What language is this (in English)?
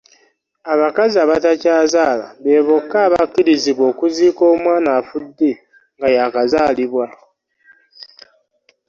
Ganda